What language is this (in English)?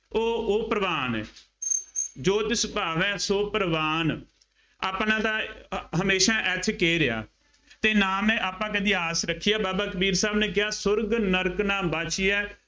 Punjabi